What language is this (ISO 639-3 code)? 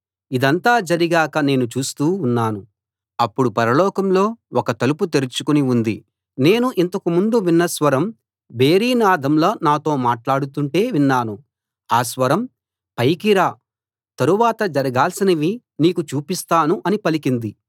tel